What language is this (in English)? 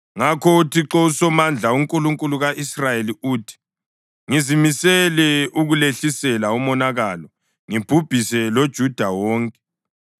North Ndebele